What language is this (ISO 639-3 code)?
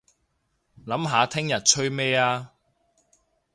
yue